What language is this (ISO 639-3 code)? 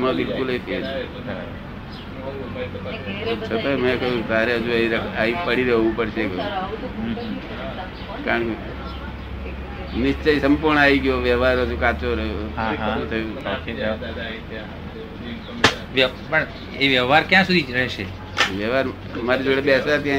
guj